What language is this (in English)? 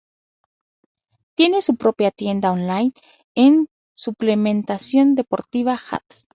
Spanish